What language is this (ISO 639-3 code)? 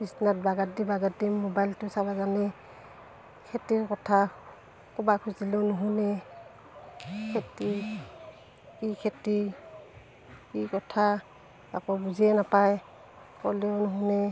asm